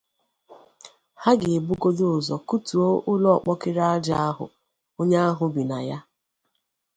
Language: Igbo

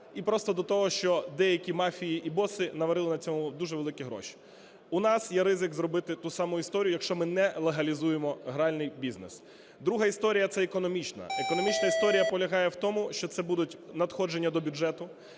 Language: Ukrainian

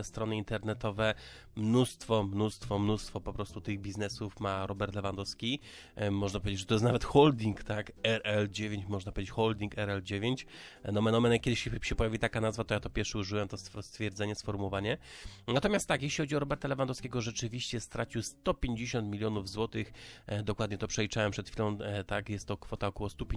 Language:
Polish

